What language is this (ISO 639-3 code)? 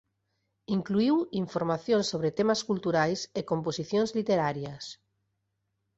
glg